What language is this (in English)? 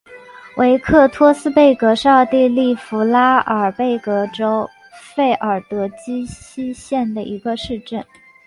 Chinese